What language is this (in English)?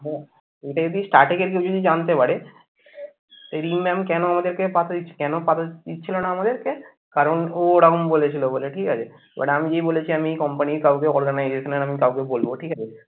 Bangla